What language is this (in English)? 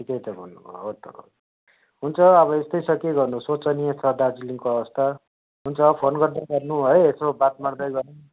Nepali